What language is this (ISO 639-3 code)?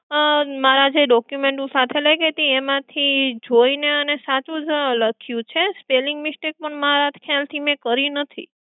guj